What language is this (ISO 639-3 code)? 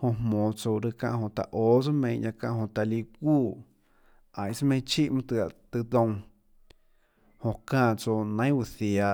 ctl